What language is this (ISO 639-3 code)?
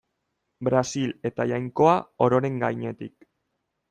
eus